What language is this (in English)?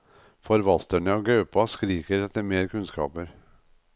Norwegian